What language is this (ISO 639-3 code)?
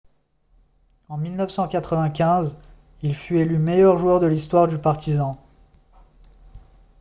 fra